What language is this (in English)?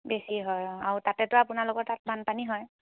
Assamese